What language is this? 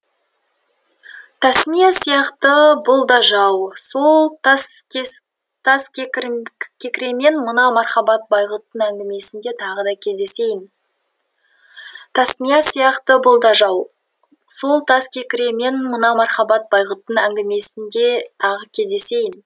Kazakh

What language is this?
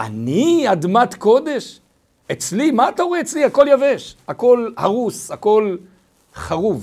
Hebrew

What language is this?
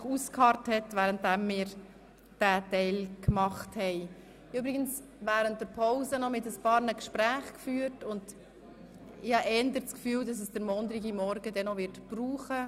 Swiss German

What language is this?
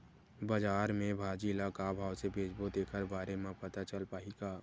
Chhattisgarhi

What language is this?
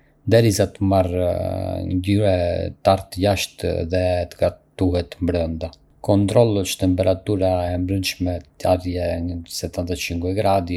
Arbëreshë Albanian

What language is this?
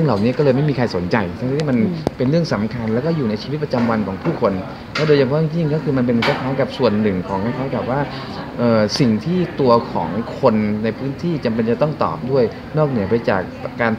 Thai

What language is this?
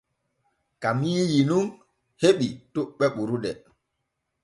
Borgu Fulfulde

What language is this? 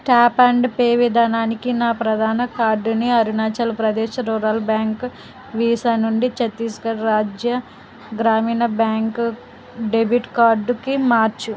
Telugu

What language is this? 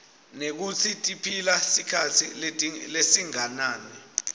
Swati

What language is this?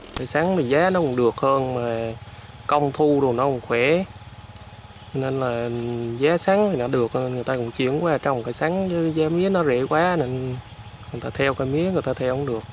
Vietnamese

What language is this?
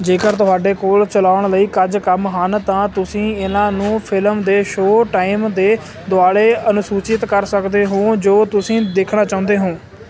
Punjabi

